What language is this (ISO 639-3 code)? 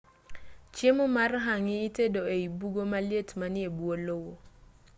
luo